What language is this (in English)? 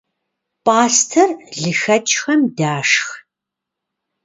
Kabardian